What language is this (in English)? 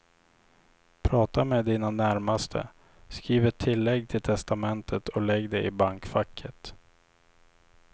Swedish